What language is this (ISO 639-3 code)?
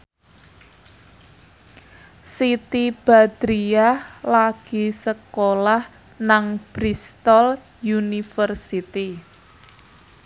jav